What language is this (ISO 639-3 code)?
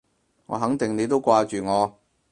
yue